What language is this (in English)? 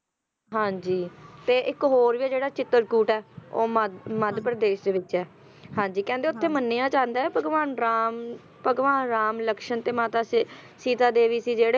Punjabi